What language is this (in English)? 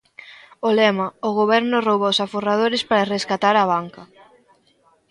Galician